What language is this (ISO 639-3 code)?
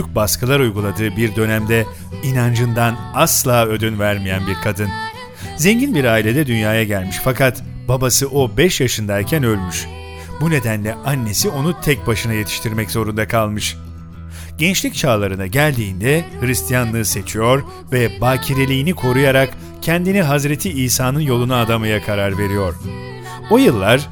tur